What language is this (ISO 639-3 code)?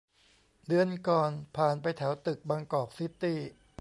tha